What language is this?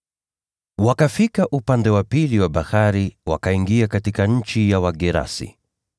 Swahili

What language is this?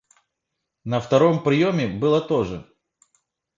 Russian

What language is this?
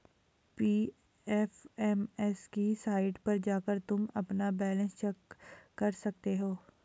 Hindi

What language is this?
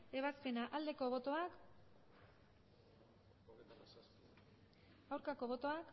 Basque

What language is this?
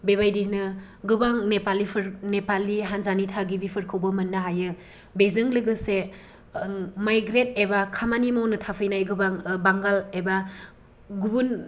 Bodo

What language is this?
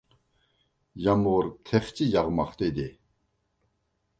Uyghur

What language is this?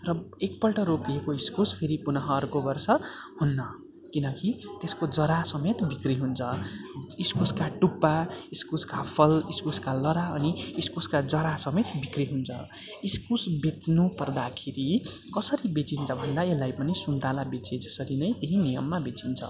Nepali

